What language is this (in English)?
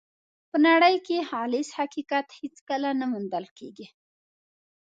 Pashto